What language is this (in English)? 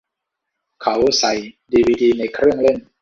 Thai